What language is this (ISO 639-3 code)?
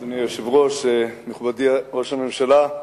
heb